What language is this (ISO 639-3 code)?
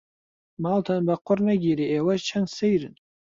ckb